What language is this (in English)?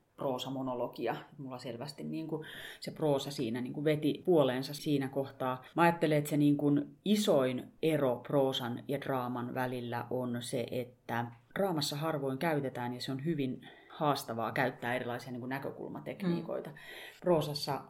Finnish